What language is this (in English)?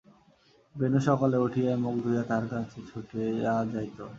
Bangla